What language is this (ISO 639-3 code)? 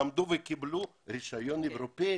heb